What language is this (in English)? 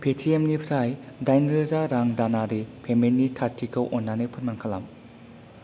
Bodo